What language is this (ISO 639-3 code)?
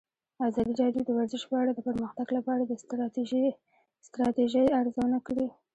pus